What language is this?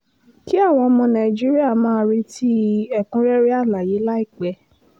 Yoruba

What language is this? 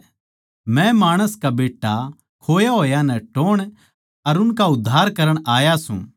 Haryanvi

